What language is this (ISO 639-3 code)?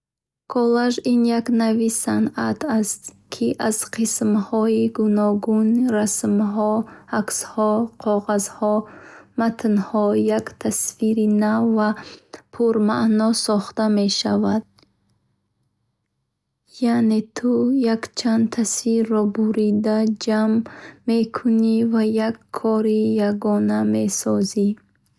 bhh